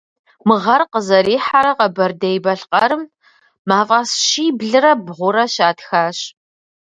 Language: Kabardian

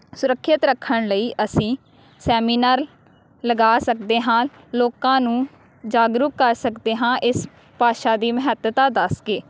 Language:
Punjabi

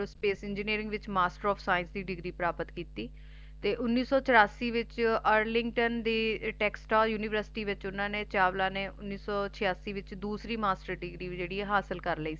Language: Punjabi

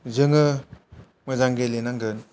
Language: Bodo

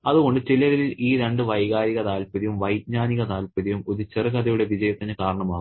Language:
Malayalam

